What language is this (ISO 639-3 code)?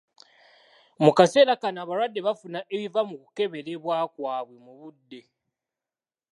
lug